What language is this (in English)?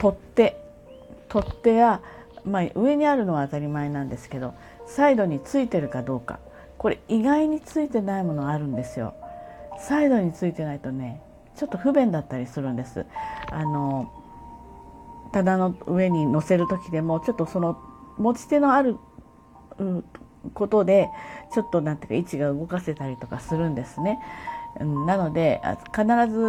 Japanese